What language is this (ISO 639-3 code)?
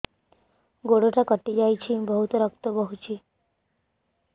ori